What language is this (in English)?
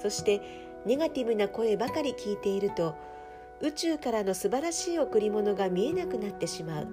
Japanese